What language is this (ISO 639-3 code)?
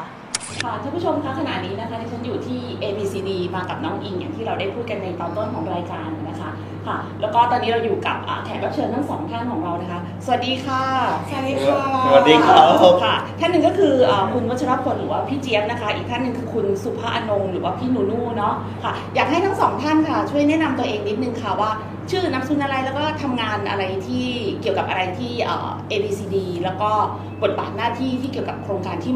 tha